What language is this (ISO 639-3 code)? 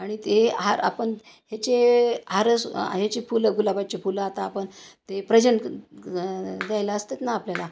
mar